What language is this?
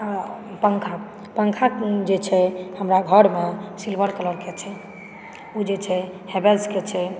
Maithili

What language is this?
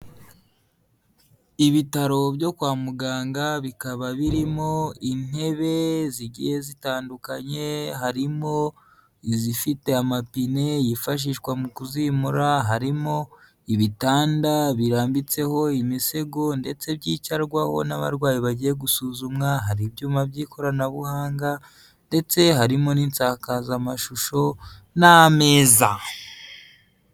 Kinyarwanda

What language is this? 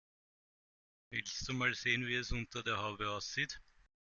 German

